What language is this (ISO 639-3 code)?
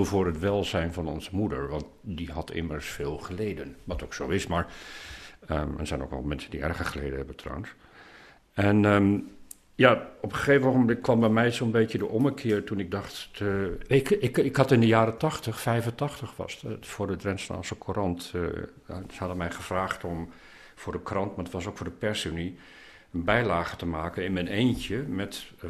nld